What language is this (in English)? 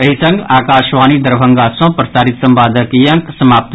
Maithili